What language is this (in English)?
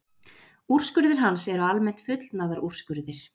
Icelandic